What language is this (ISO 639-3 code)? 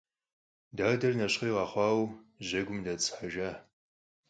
kbd